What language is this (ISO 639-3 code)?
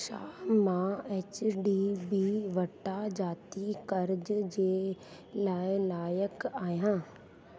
snd